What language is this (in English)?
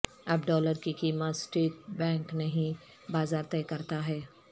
Urdu